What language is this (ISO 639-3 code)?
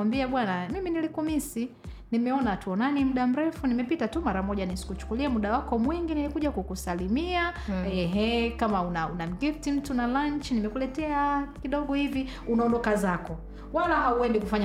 swa